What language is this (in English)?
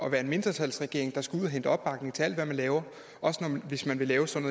Danish